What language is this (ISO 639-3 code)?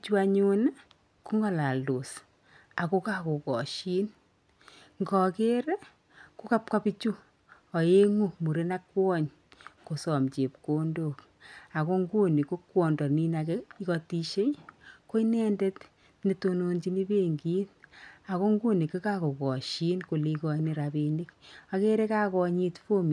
kln